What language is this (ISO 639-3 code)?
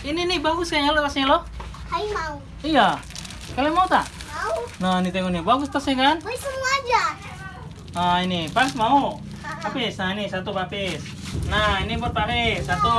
ind